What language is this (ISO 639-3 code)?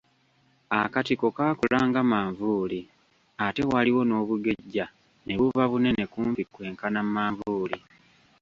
lug